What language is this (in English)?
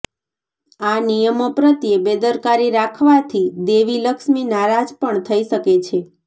Gujarati